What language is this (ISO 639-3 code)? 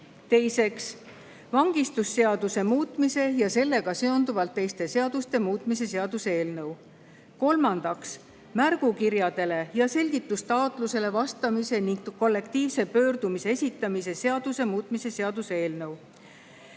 est